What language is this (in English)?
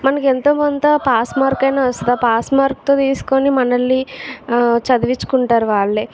Telugu